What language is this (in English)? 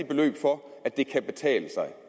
Danish